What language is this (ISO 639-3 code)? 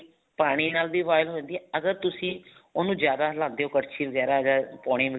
pan